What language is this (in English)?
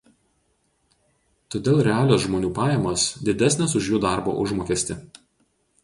Lithuanian